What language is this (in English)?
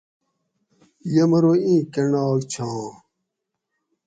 Gawri